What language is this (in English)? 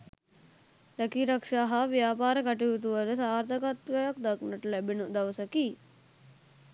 Sinhala